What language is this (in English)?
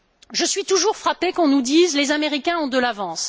French